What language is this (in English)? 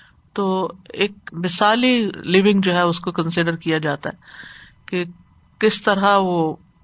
Urdu